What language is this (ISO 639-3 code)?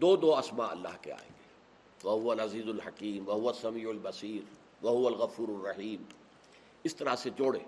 urd